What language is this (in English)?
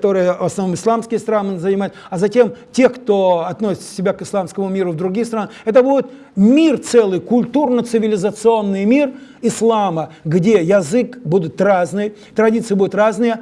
Russian